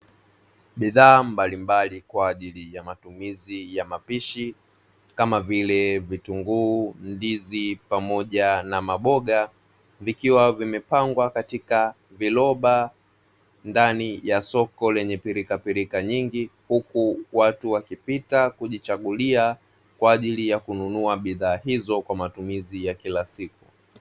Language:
Swahili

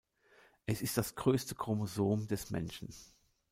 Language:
German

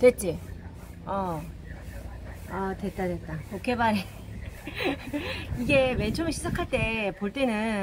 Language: Korean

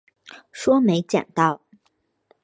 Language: Chinese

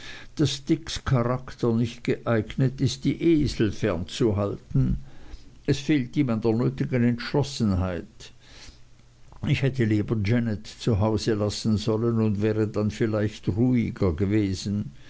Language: German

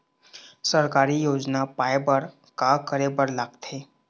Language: Chhattisgarhi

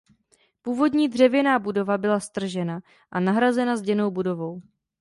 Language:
Czech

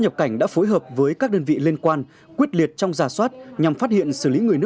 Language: Vietnamese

